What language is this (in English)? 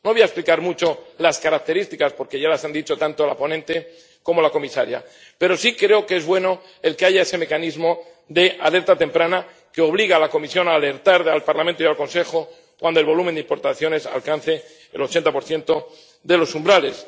Spanish